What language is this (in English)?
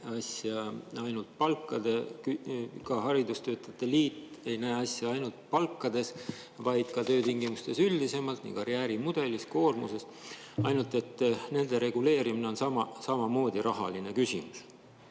Estonian